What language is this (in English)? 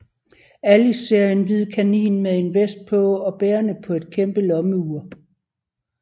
Danish